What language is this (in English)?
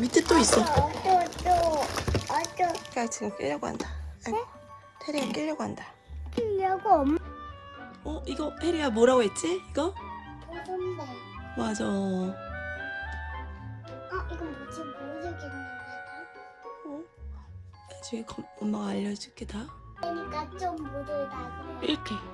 Korean